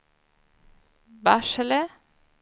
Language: Swedish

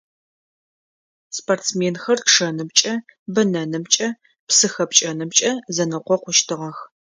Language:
Adyghe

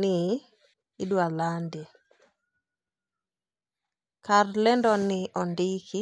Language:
Luo (Kenya and Tanzania)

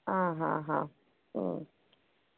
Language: Kannada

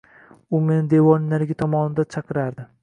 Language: Uzbek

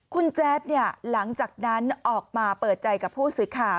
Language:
Thai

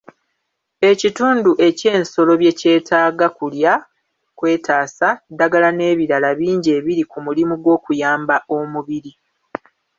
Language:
Ganda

